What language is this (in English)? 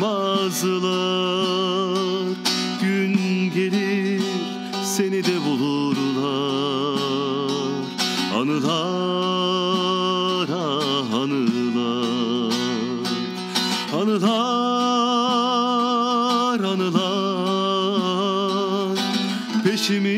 Turkish